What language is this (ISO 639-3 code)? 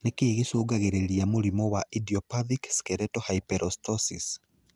kik